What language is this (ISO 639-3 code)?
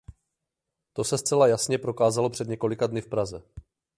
ces